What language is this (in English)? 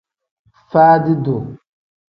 Tem